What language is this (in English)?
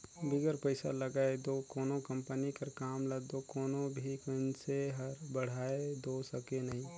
Chhattisgarhi